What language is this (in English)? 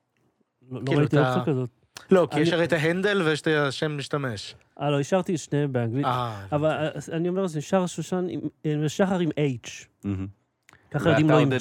Hebrew